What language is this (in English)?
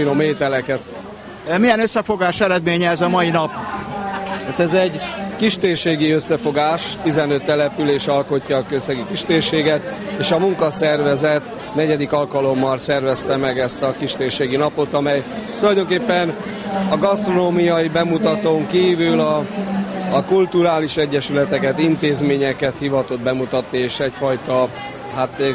Hungarian